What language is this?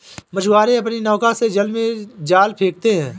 Hindi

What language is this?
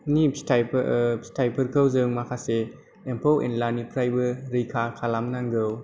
Bodo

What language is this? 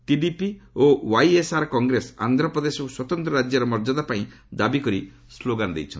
Odia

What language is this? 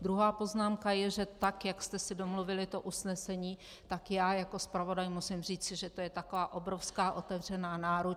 Czech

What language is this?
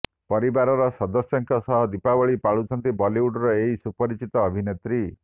Odia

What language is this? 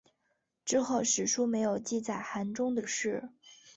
Chinese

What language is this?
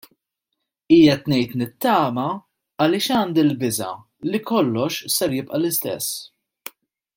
Maltese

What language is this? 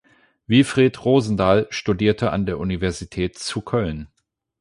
German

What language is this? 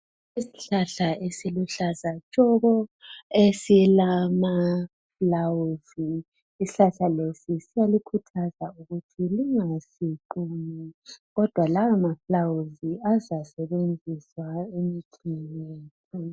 North Ndebele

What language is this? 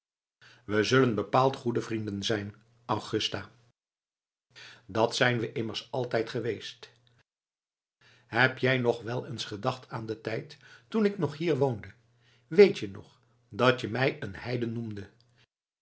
Dutch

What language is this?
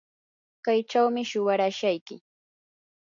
Yanahuanca Pasco Quechua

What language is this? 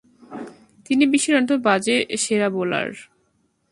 Bangla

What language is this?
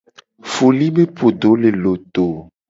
Gen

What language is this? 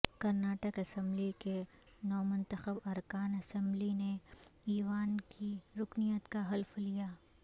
Urdu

